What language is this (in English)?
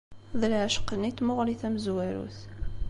Kabyle